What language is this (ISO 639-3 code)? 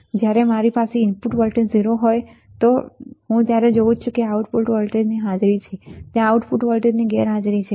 guj